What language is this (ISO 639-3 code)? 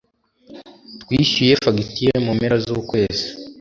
kin